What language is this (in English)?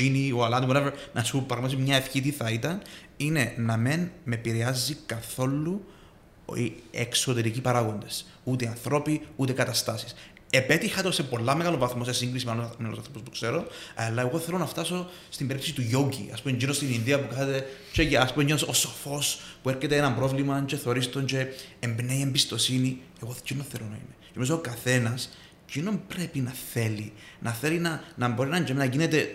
Greek